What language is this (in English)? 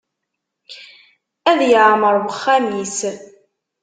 Kabyle